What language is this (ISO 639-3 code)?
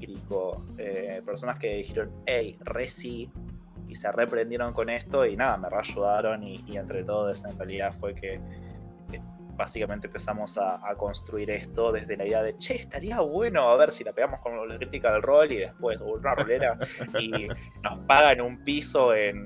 spa